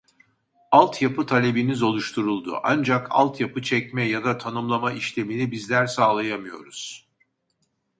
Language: Turkish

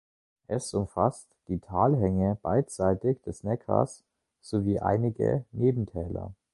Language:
German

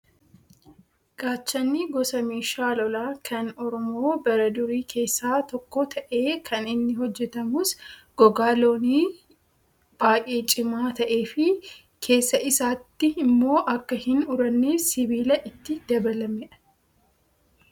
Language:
Oromo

